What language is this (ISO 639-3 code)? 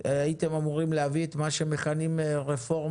heb